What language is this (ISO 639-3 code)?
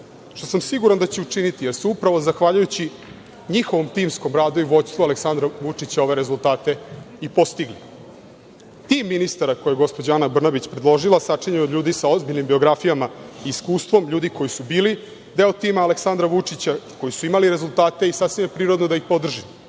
srp